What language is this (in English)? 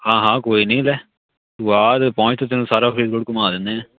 Punjabi